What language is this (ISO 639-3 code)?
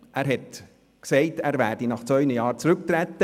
gsw